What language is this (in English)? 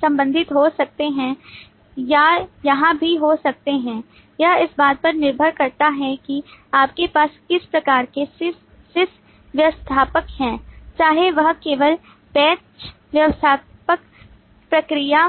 Hindi